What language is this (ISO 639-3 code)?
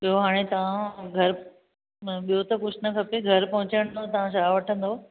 snd